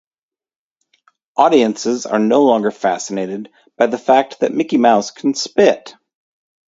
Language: English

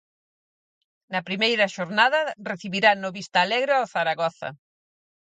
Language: Galician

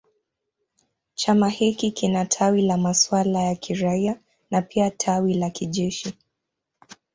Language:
Swahili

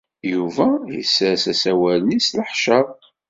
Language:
Kabyle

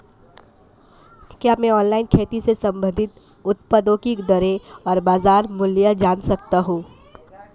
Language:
Hindi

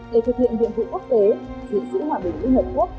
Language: Vietnamese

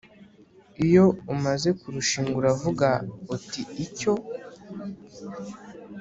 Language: Kinyarwanda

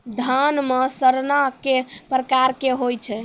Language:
Maithili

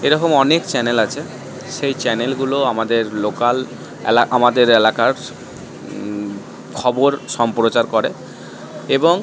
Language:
Bangla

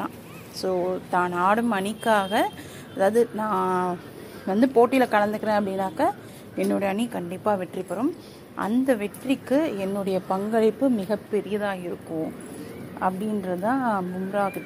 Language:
Tamil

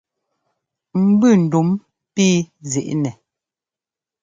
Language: Ngomba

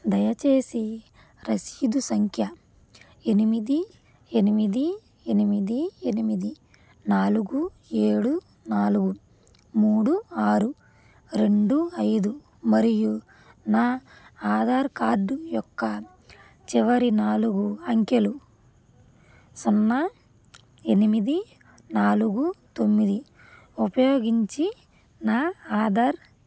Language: Telugu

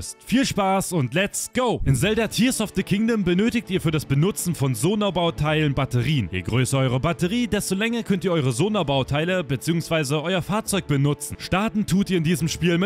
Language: German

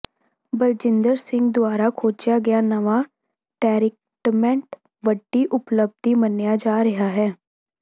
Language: Punjabi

